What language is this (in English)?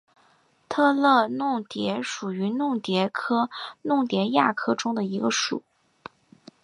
Chinese